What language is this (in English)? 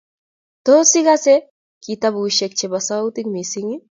Kalenjin